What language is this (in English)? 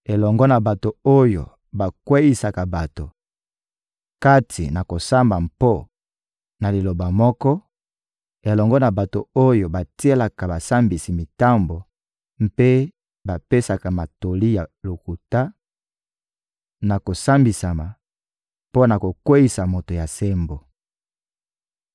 Lingala